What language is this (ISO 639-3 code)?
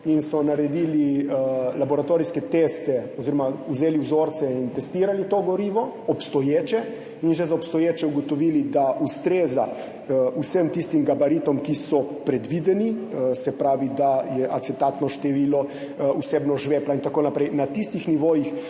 slv